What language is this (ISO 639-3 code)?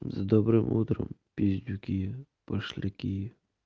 rus